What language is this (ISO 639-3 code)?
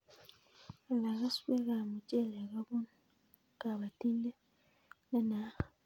kln